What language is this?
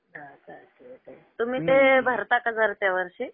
Marathi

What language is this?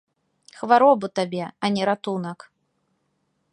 Belarusian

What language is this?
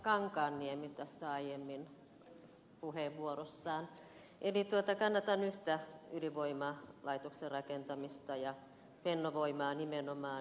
Finnish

